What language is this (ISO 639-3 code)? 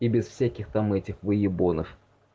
rus